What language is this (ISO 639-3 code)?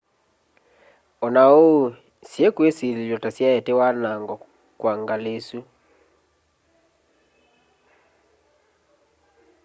kam